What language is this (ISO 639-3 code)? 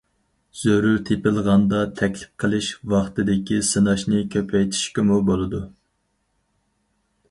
uig